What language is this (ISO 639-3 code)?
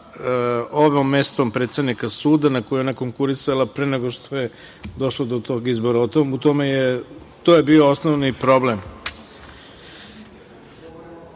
srp